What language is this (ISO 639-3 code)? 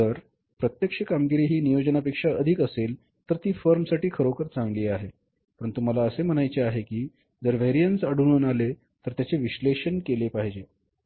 mar